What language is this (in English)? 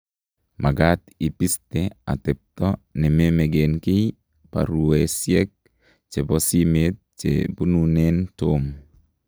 Kalenjin